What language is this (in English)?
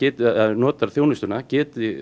Icelandic